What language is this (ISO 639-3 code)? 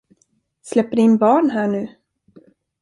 swe